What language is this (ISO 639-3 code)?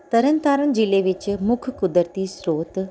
pan